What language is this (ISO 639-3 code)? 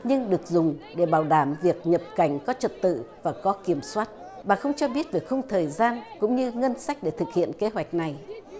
vie